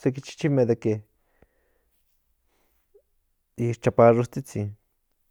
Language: Central Nahuatl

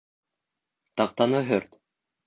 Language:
Bashkir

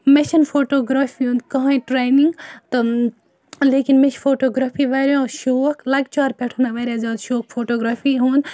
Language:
Kashmiri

